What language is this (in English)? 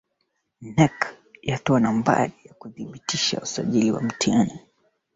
Swahili